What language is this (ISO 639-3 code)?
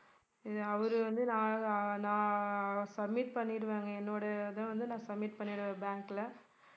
tam